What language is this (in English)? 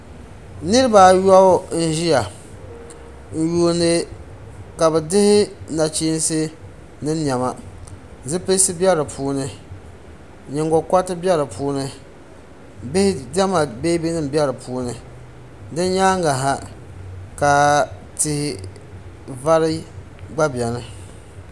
Dagbani